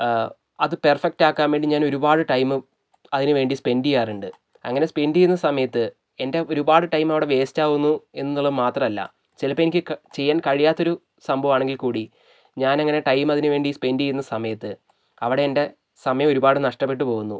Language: Malayalam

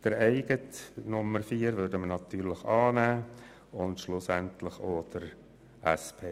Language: Swiss German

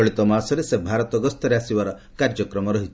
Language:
Odia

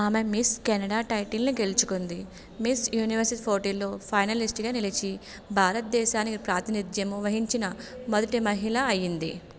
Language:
Telugu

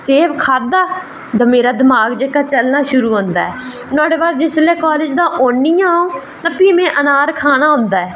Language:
Dogri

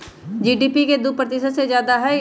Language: Magahi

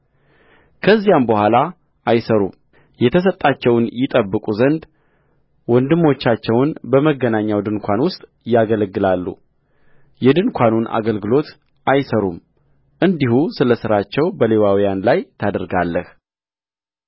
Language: Amharic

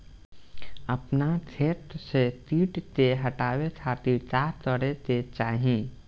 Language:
Bhojpuri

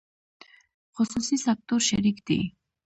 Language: Pashto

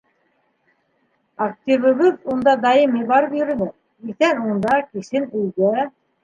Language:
Bashkir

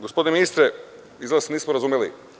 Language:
Serbian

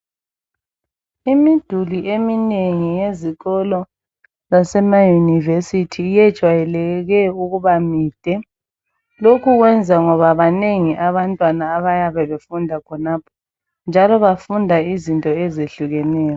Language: North Ndebele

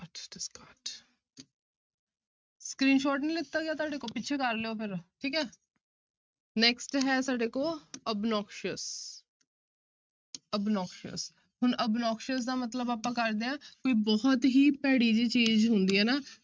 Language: Punjabi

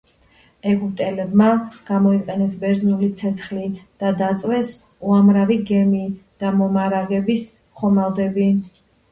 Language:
Georgian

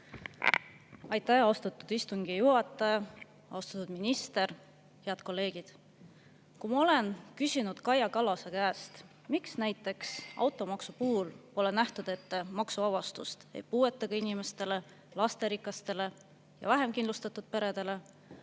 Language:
Estonian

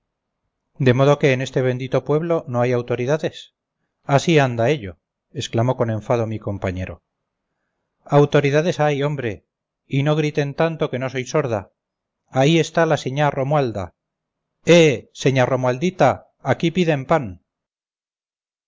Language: Spanish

